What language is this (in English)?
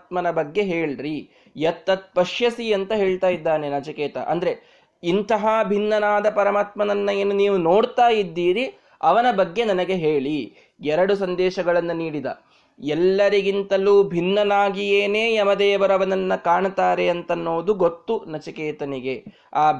Kannada